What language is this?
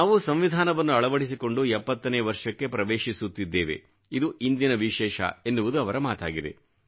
Kannada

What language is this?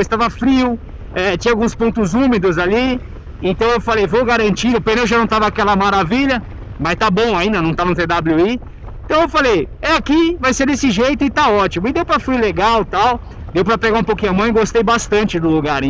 Portuguese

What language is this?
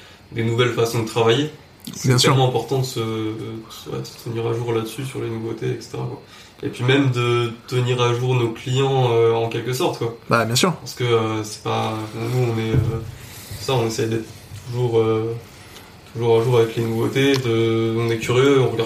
French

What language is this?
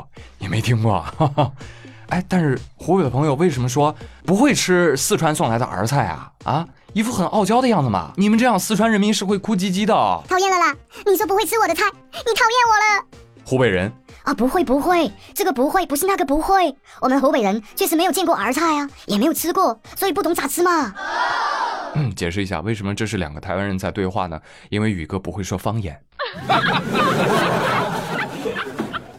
Chinese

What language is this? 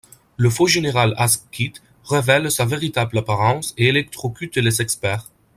French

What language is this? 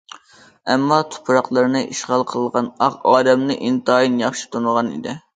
Uyghur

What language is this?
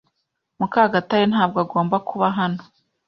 Kinyarwanda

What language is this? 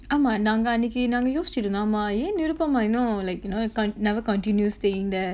English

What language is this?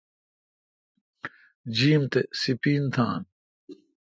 Kalkoti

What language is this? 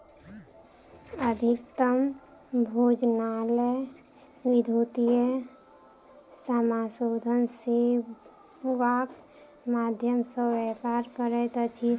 Maithili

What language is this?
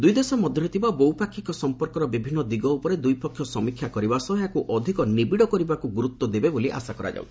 Odia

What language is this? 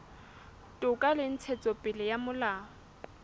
Southern Sotho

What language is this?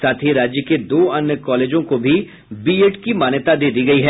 Hindi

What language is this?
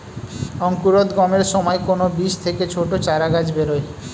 Bangla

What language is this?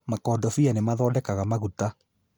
Kikuyu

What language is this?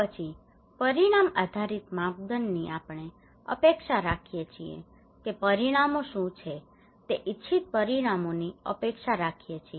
Gujarati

